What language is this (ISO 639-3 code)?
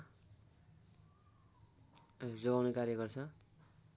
nep